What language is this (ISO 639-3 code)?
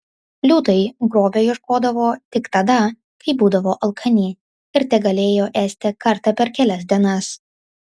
lit